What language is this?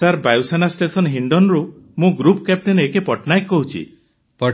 Odia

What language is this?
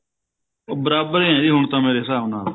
Punjabi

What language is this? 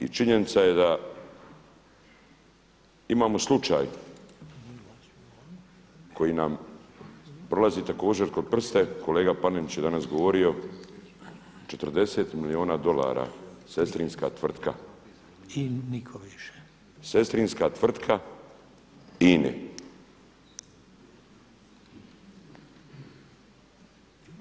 Croatian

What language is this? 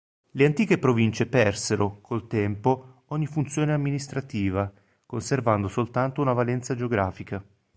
Italian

